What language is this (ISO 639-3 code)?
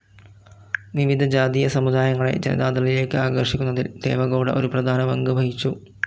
mal